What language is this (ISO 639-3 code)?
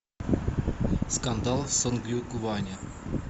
rus